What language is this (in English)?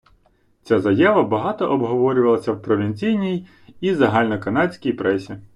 Ukrainian